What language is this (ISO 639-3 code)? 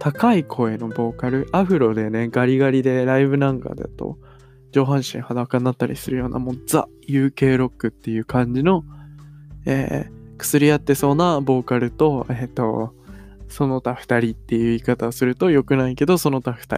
jpn